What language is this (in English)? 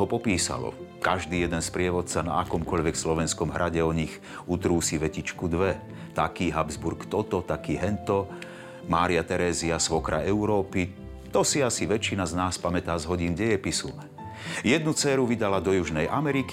Slovak